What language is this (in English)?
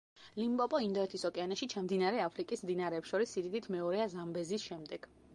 Georgian